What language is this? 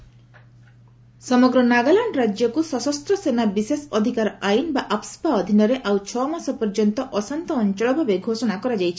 Odia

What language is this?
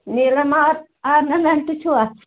Kashmiri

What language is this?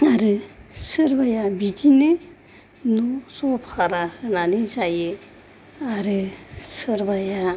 Bodo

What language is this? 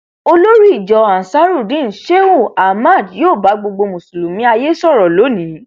Yoruba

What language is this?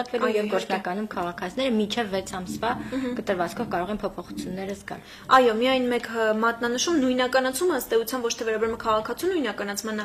Romanian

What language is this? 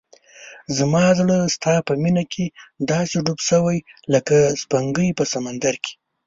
Pashto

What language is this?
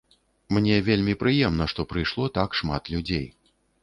Belarusian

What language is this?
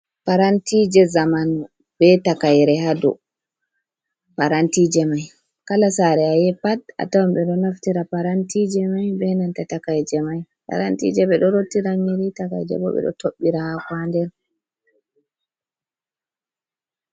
Fula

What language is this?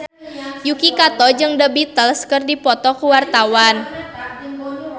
Sundanese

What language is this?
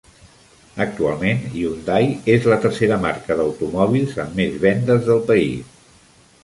Catalan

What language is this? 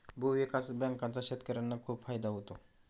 Marathi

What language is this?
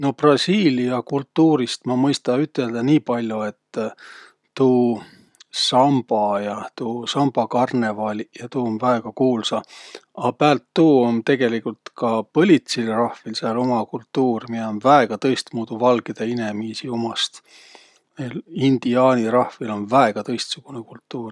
Võro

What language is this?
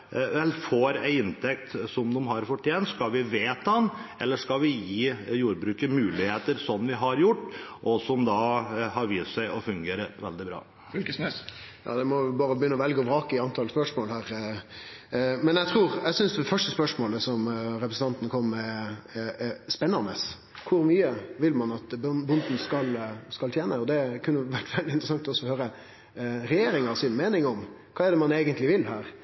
Norwegian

